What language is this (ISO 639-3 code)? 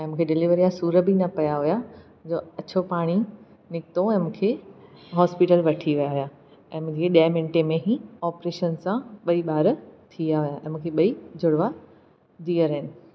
snd